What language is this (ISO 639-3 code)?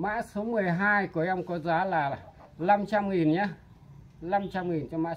vie